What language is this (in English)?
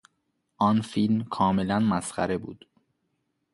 Persian